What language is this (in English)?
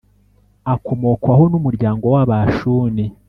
Kinyarwanda